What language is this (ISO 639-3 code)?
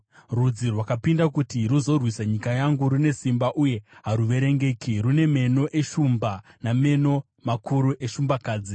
sna